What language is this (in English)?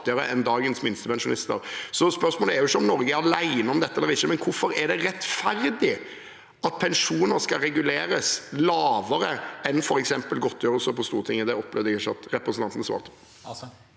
Norwegian